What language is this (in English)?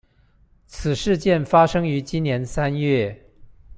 Chinese